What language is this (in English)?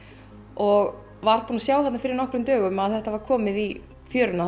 Icelandic